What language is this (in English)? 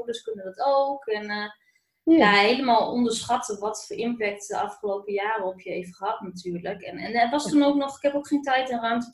Dutch